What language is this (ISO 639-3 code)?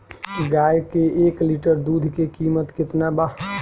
bho